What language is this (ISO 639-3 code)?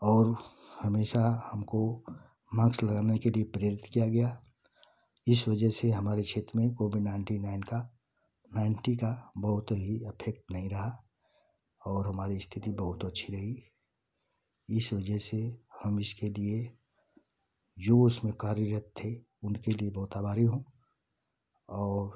hin